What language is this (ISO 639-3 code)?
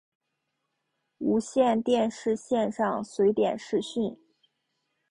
zho